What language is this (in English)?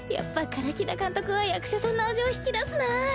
Japanese